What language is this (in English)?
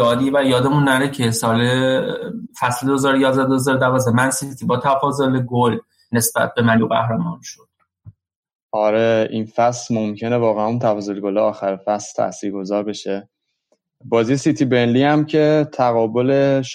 Persian